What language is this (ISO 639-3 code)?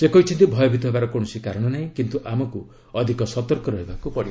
ori